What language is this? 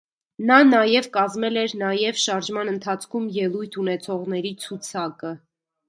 Armenian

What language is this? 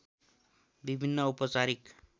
Nepali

